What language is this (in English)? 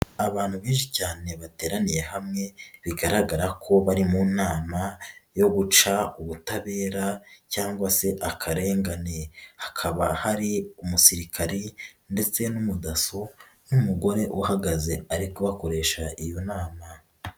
Kinyarwanda